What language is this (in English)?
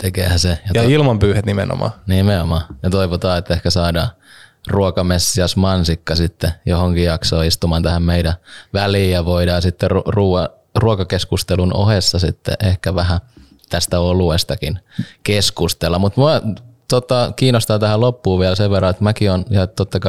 Finnish